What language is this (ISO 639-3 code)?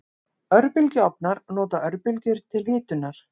isl